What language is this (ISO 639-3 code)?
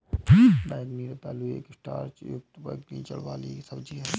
hin